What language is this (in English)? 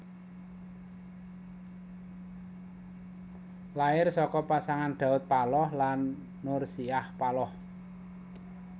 Javanese